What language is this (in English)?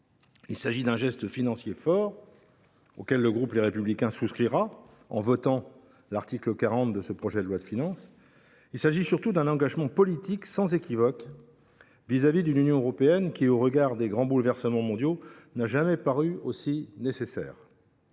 French